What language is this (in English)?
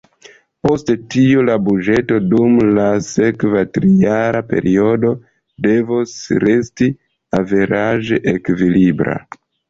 Esperanto